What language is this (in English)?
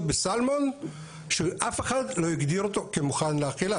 Hebrew